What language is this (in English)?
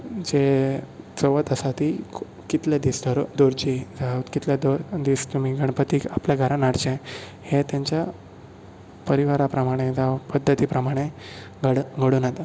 Konkani